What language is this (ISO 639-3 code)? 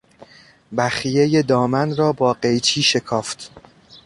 fas